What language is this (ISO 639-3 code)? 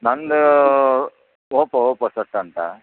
kan